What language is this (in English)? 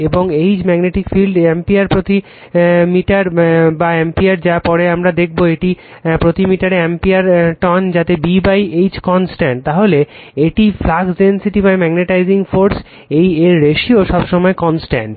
Bangla